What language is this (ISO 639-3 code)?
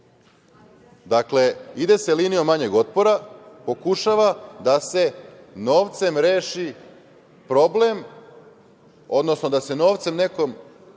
srp